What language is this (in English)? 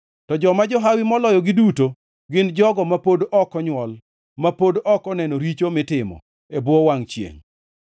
Luo (Kenya and Tanzania)